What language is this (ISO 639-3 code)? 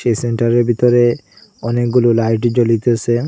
ben